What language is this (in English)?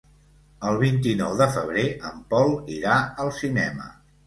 Catalan